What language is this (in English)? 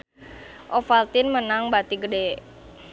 Sundanese